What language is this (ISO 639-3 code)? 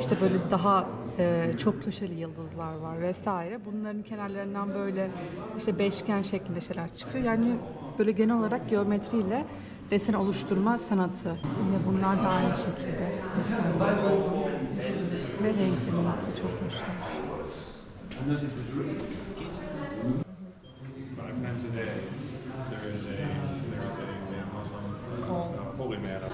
tur